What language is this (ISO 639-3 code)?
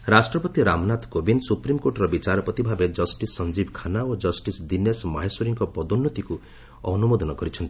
ori